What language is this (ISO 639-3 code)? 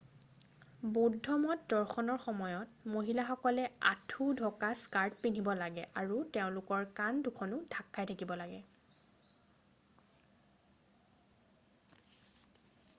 asm